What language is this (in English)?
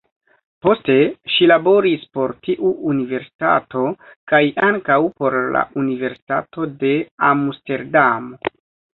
Esperanto